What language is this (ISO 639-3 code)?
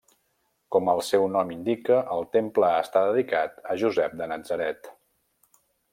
cat